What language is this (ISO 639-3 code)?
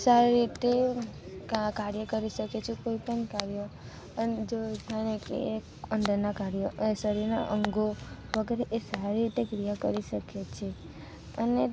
guj